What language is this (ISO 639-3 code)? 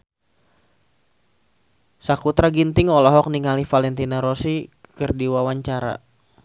sun